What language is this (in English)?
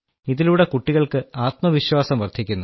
Malayalam